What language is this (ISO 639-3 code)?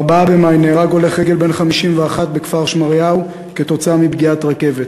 heb